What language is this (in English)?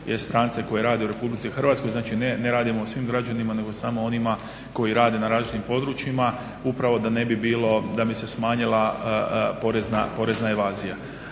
Croatian